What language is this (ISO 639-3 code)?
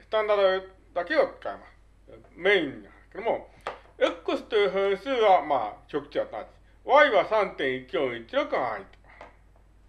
jpn